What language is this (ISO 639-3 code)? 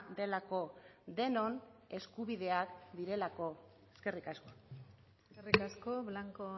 eus